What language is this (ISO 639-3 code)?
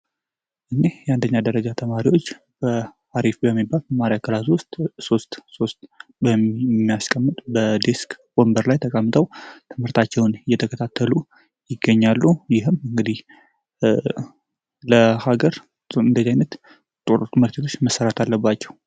amh